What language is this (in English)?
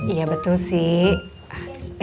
Indonesian